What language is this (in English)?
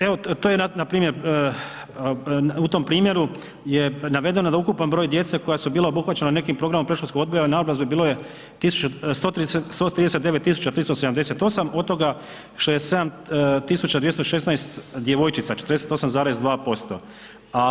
Croatian